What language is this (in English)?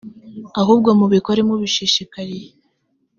Kinyarwanda